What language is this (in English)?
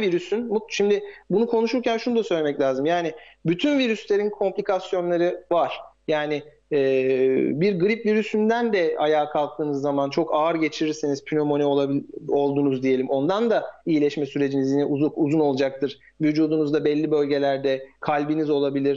Turkish